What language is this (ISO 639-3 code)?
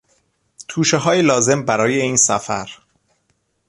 fas